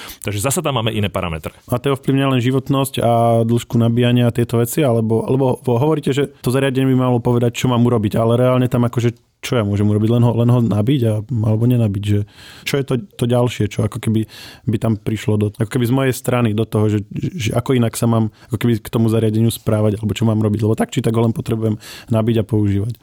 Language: Slovak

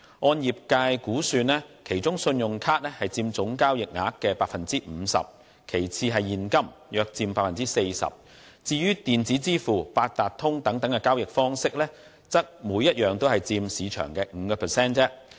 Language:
Cantonese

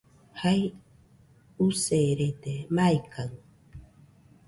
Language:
Nüpode Huitoto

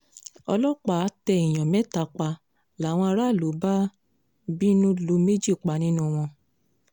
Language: Yoruba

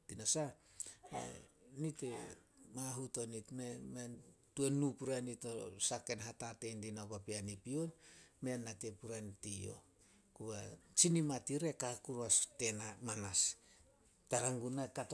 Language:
Solos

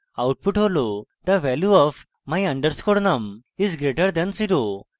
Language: Bangla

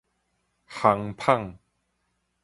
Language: Min Nan Chinese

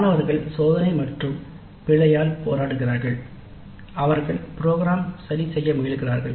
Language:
Tamil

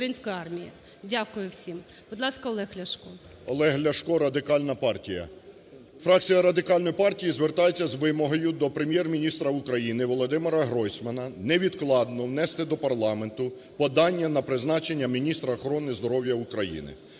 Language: Ukrainian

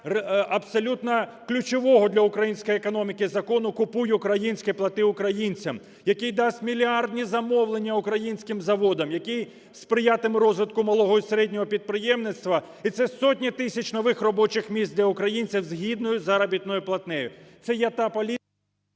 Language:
Ukrainian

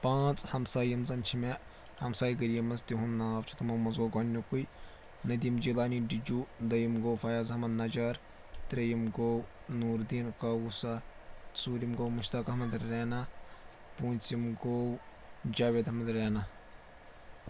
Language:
Kashmiri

